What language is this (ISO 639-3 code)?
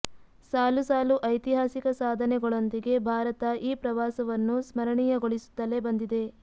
kan